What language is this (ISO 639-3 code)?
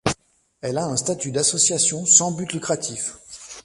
fra